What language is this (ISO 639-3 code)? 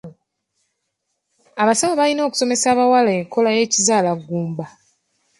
lug